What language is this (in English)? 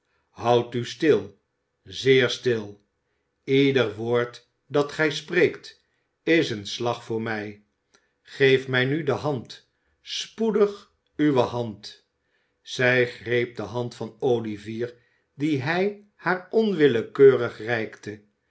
Dutch